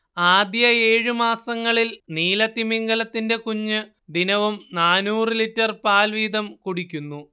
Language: Malayalam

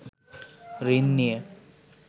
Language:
Bangla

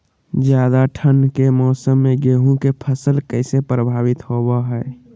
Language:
Magahi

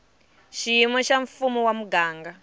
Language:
Tsonga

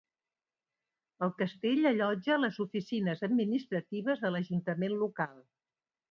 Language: Catalan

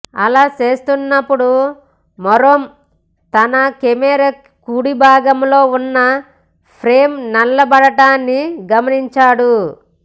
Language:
Telugu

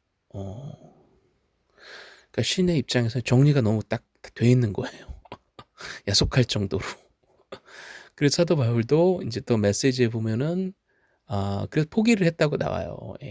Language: Korean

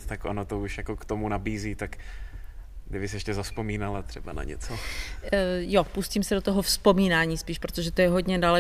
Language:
Czech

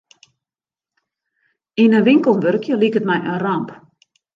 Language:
Western Frisian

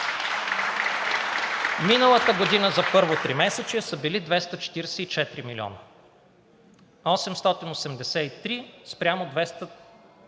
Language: Bulgarian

